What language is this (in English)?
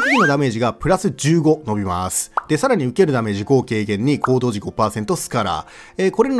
Japanese